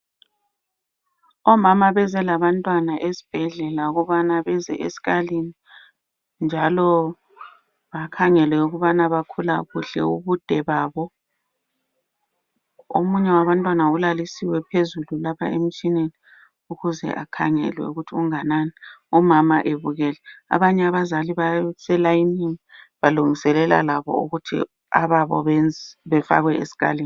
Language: North Ndebele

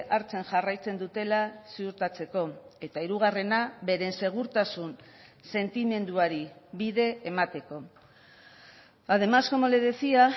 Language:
Basque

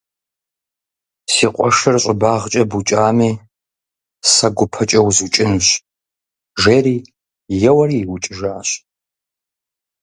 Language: Kabardian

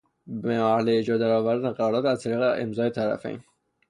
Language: Persian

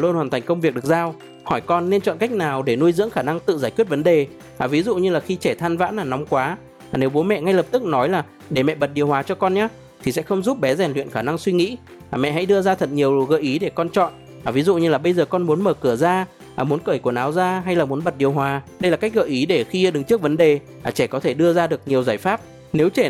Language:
Vietnamese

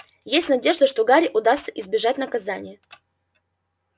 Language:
Russian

